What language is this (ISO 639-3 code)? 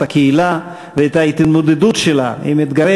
heb